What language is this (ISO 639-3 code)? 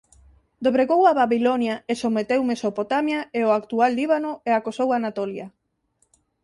glg